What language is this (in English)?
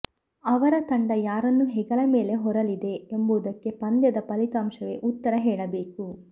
Kannada